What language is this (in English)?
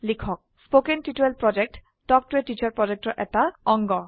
Assamese